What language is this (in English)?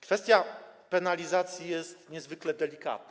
Polish